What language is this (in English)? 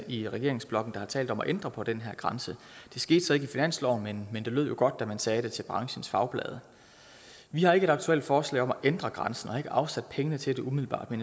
Danish